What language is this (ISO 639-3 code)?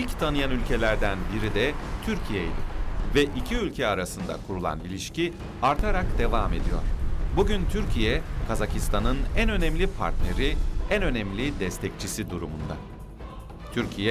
tur